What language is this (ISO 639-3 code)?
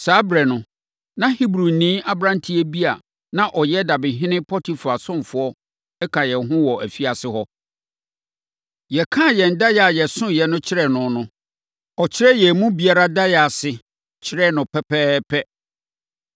aka